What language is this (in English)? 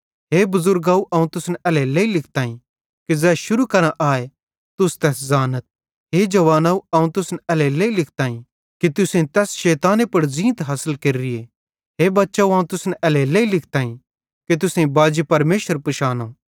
Bhadrawahi